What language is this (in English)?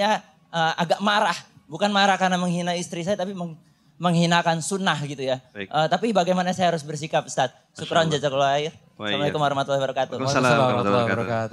Indonesian